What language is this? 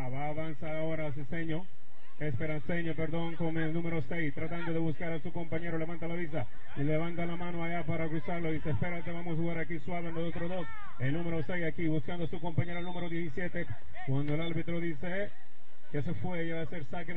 Spanish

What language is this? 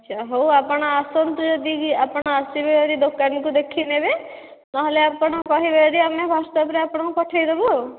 Odia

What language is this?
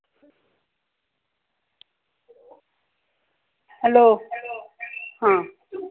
Dogri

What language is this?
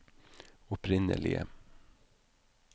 Norwegian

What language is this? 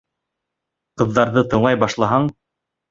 Bashkir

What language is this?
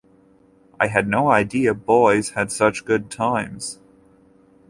English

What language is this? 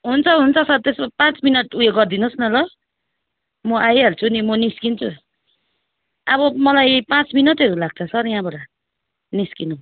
Nepali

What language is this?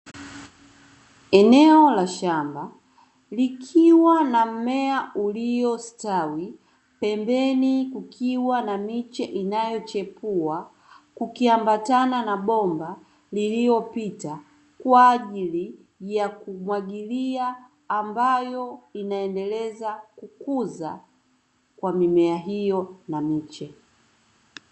Swahili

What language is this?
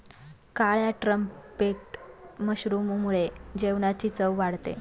Marathi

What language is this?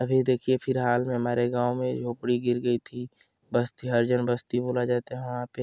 Hindi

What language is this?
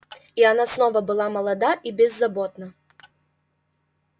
Russian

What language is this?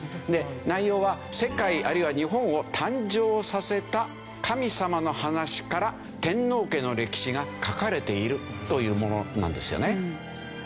Japanese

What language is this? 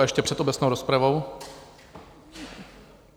Czech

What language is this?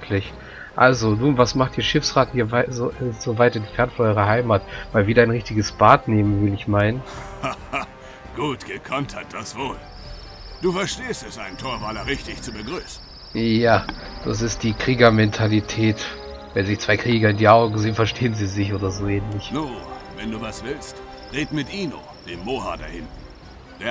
German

